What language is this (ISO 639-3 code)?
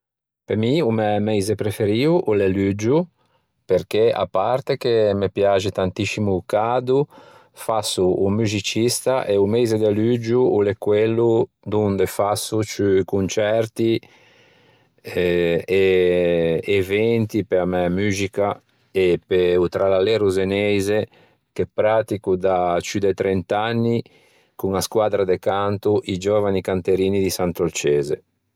lij